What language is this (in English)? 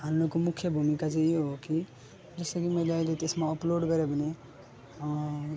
Nepali